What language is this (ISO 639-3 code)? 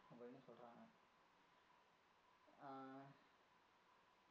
tam